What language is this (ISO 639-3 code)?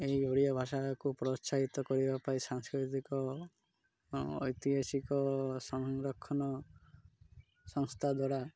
ori